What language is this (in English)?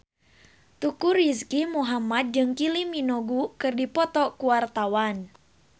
Sundanese